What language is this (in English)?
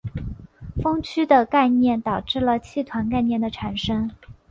Chinese